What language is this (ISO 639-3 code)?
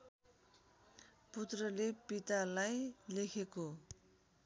nep